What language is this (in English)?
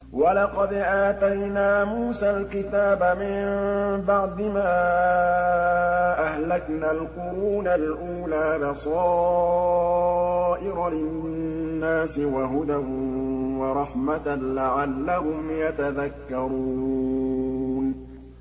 Arabic